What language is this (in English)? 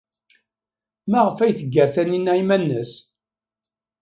Kabyle